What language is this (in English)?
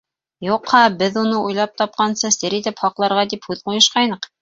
Bashkir